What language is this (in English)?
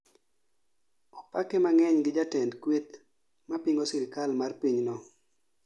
Luo (Kenya and Tanzania)